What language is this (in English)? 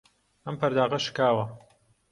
Central Kurdish